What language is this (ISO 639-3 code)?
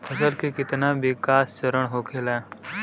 bho